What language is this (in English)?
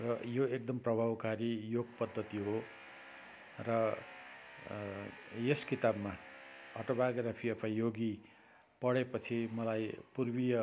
Nepali